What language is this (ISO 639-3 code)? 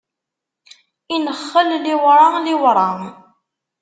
kab